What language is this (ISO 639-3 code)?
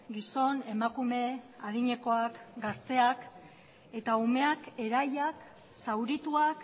eus